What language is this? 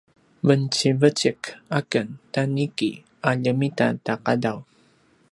Paiwan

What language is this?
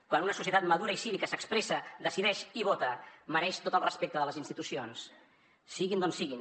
Catalan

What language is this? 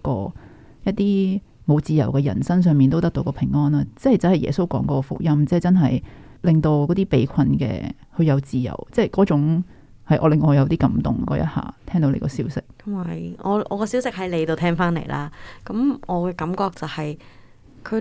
Chinese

